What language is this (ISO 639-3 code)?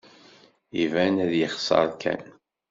kab